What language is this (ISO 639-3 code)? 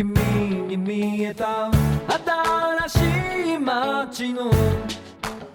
ind